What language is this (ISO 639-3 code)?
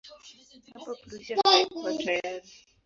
swa